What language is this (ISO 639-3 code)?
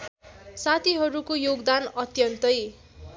nep